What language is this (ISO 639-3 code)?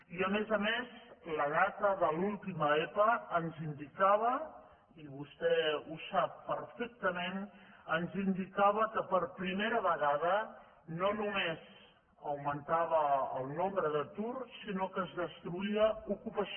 cat